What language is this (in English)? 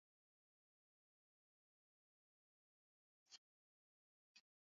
Swahili